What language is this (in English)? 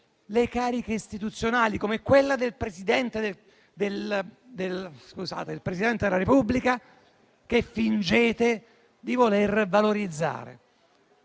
Italian